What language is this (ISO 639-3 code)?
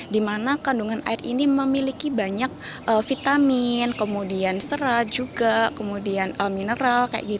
ind